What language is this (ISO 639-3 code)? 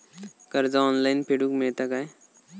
mar